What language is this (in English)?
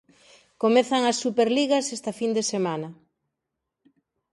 Galician